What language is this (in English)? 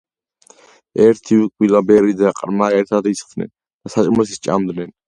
Georgian